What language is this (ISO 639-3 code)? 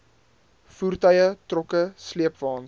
afr